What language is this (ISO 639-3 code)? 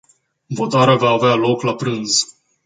ron